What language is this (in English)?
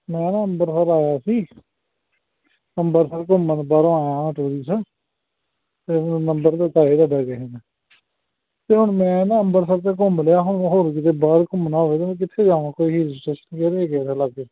Punjabi